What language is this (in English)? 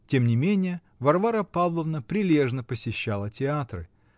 Russian